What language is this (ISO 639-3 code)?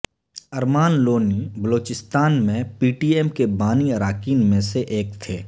urd